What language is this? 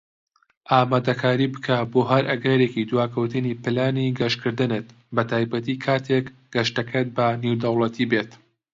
Central Kurdish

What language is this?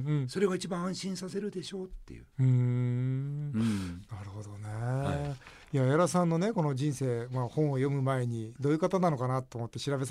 Japanese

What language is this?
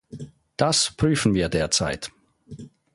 German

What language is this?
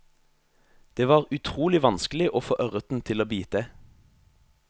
Norwegian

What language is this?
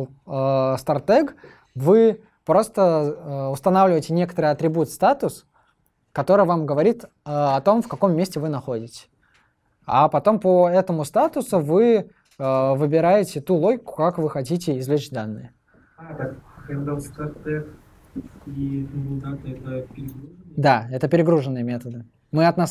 Russian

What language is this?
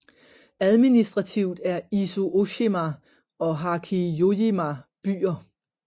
Danish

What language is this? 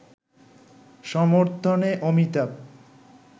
Bangla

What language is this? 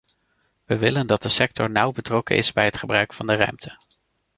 Dutch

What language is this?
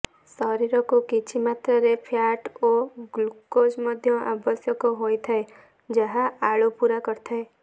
Odia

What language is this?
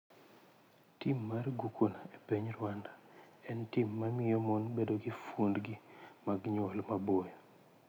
Luo (Kenya and Tanzania)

